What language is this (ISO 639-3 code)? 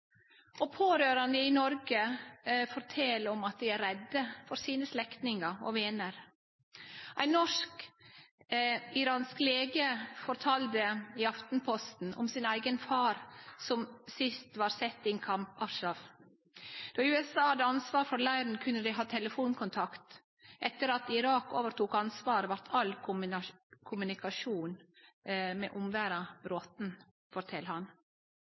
nno